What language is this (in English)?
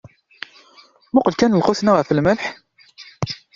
Kabyle